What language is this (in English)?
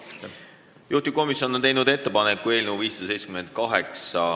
Estonian